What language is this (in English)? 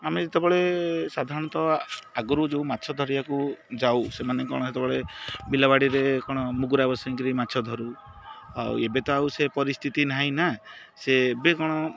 Odia